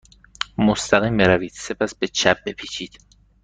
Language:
Persian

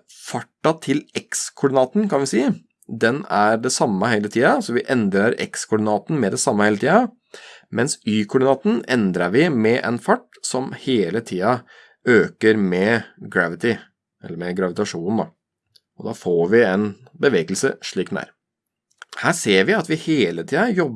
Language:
Norwegian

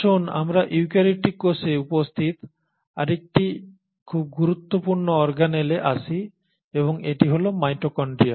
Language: Bangla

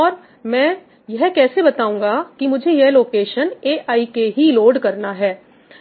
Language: Hindi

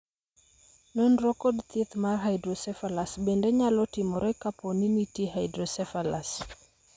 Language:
Luo (Kenya and Tanzania)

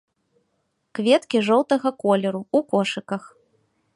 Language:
Belarusian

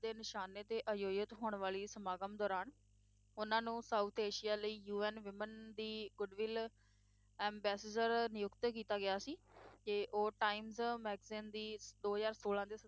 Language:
Punjabi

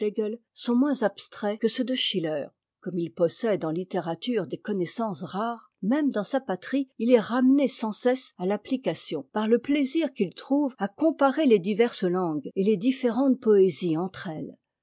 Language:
French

